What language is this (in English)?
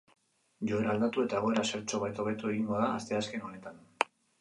Basque